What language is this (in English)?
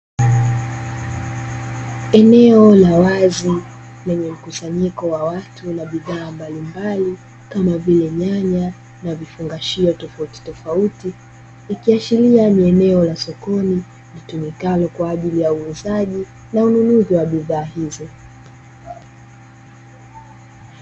Swahili